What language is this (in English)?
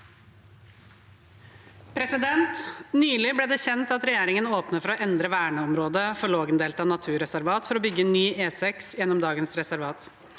Norwegian